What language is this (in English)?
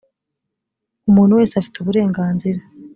Kinyarwanda